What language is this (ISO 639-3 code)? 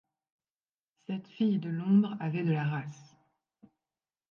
fra